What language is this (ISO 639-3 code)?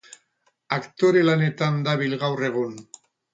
eus